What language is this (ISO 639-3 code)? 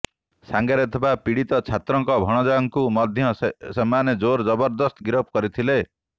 ori